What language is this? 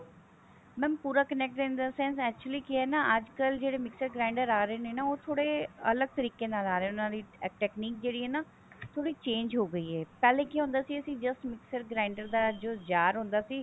Punjabi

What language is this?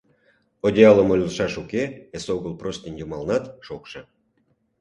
Mari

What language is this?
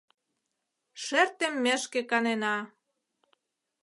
Mari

